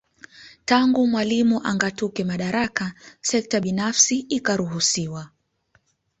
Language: Swahili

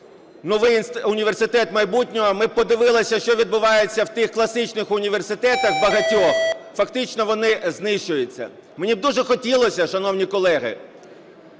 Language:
Ukrainian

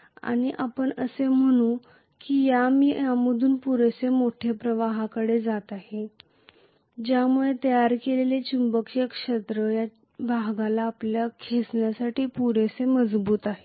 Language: Marathi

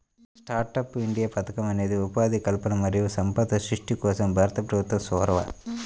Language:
Telugu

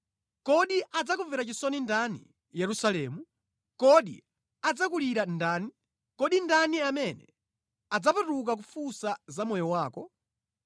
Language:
Nyanja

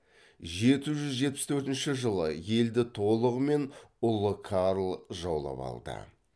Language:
Kazakh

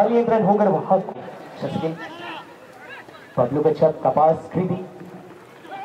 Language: Hindi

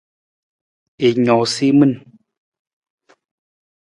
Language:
Nawdm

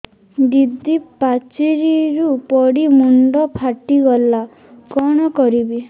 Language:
Odia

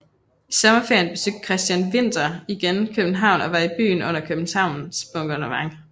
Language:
Danish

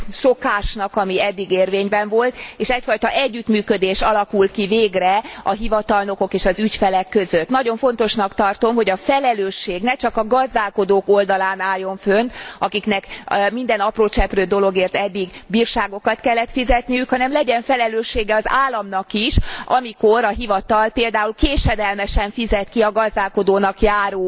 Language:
Hungarian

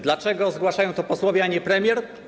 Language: Polish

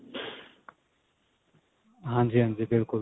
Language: Punjabi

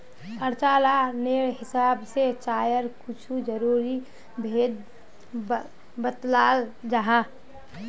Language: Magahi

